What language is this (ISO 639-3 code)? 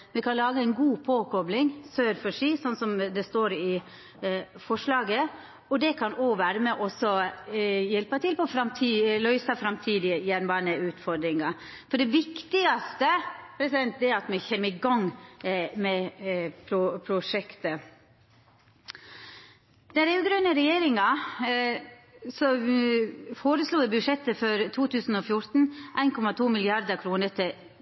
nno